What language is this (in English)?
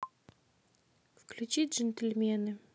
Russian